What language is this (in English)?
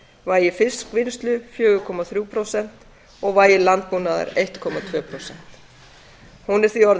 Icelandic